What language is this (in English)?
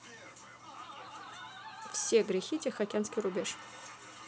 Russian